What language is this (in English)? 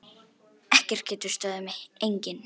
Icelandic